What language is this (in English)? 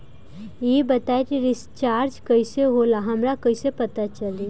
Bhojpuri